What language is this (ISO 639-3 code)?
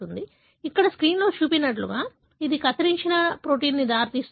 tel